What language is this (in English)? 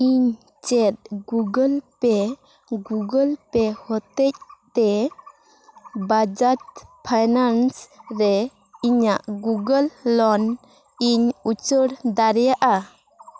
Santali